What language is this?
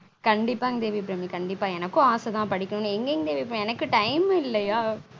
Tamil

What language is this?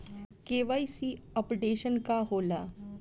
Bhojpuri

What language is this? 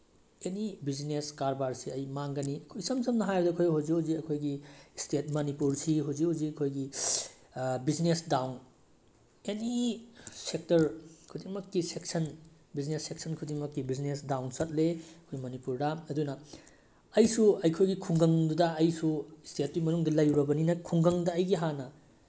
Manipuri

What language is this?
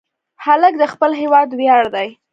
Pashto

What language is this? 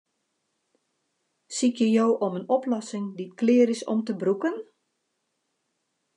Western Frisian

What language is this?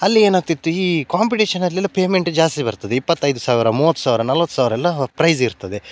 Kannada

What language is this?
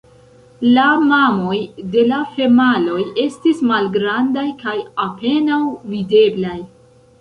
Esperanto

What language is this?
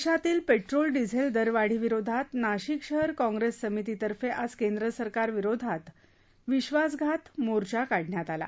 Marathi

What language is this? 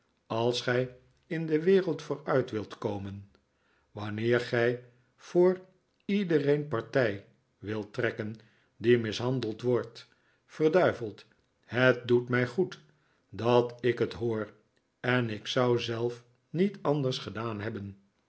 Dutch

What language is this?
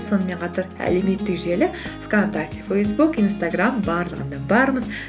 Kazakh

